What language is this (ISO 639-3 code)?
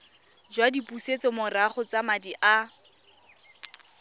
tsn